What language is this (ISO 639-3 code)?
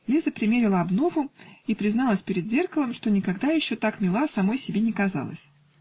rus